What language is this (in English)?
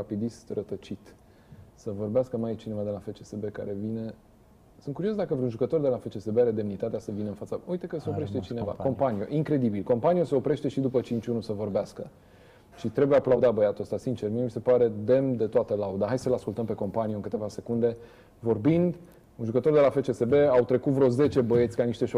Romanian